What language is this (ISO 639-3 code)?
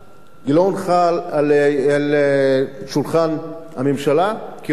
heb